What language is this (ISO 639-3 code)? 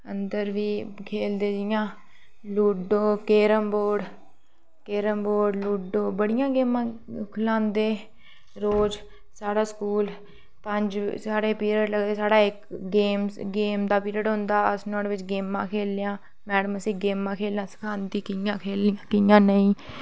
doi